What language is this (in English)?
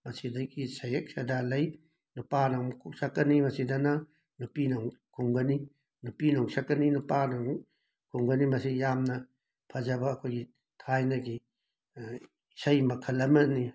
Manipuri